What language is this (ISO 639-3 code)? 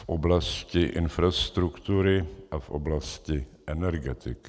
ces